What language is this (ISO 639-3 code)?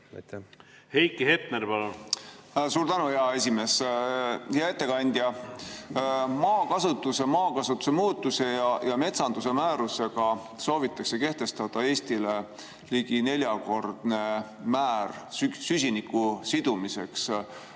est